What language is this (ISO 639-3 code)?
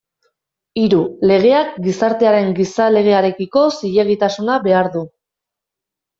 eus